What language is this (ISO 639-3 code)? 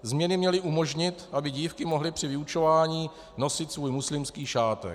ces